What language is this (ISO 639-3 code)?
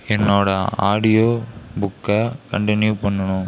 tam